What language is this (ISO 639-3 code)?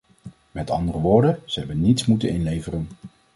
nld